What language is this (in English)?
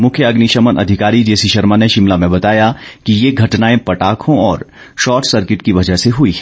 Hindi